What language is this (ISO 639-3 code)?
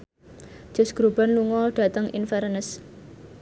jav